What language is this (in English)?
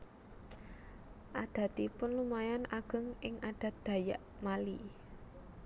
Javanese